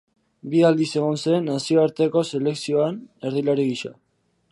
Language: Basque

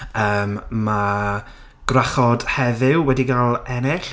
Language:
Welsh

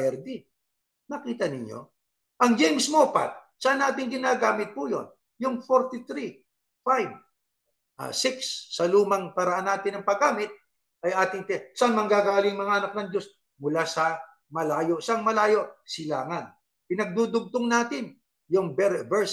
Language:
Filipino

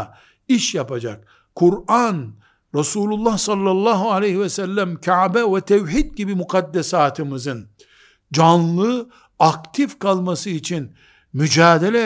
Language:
Turkish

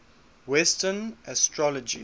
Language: English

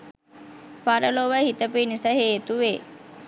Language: Sinhala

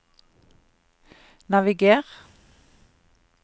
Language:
Norwegian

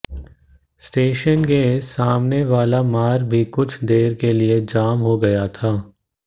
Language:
Hindi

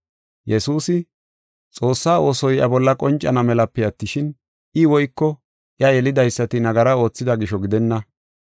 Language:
Gofa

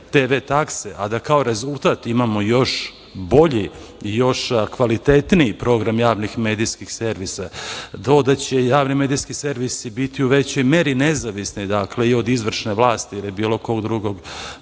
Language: Serbian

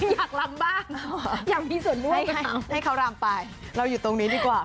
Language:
Thai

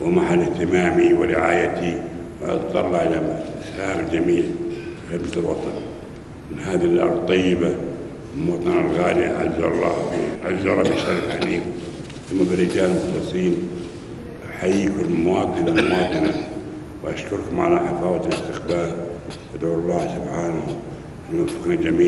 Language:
Arabic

